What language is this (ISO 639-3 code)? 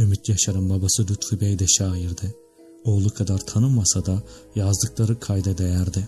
tur